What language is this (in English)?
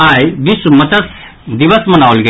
Maithili